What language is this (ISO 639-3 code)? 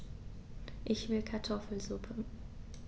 deu